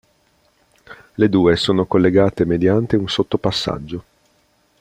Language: Italian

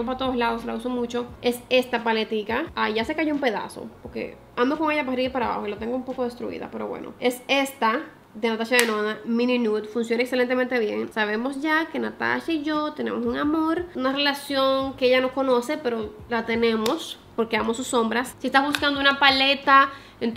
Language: Spanish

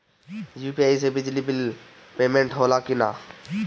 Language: Bhojpuri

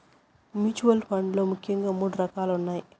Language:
Telugu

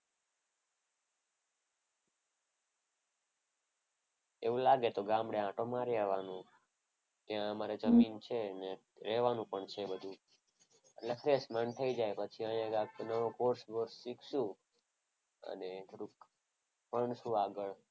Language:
Gujarati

